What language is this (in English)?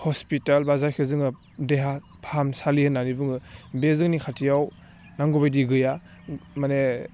Bodo